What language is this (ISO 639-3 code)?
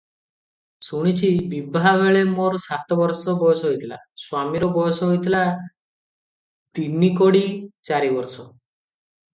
ori